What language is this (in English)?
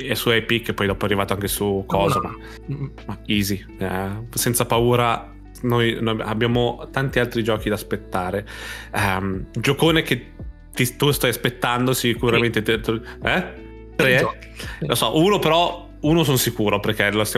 Italian